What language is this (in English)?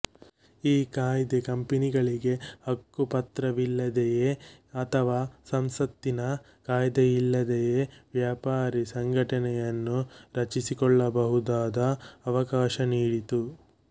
Kannada